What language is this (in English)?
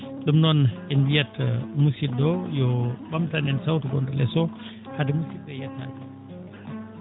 Fula